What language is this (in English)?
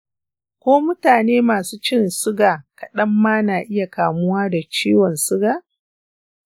Hausa